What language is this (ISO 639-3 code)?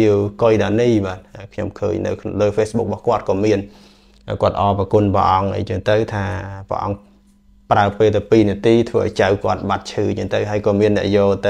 vie